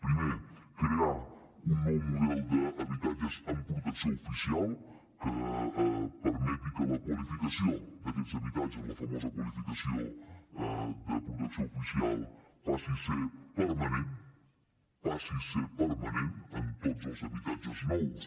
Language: Catalan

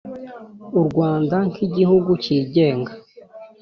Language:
Kinyarwanda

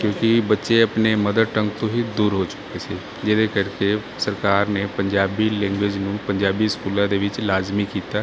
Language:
Punjabi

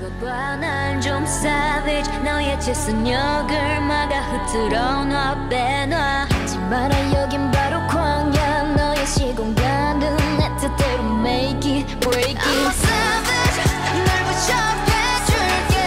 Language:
Korean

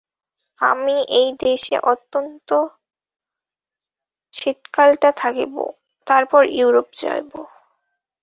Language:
Bangla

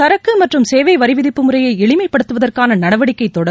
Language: Tamil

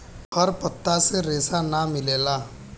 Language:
Bhojpuri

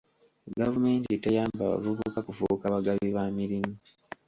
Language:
Ganda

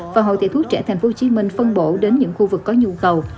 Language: Vietnamese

